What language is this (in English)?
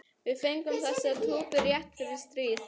Icelandic